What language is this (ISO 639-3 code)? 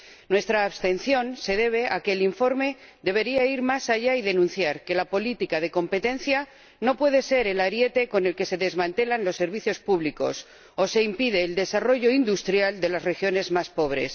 spa